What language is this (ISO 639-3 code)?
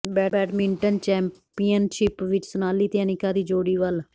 pan